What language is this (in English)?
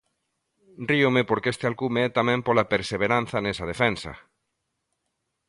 Galician